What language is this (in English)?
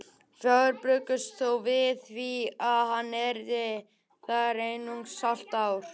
Icelandic